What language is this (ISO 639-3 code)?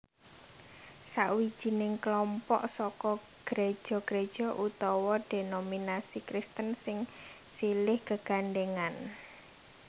jav